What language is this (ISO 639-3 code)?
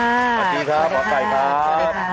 tha